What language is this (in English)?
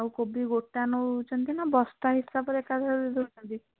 Odia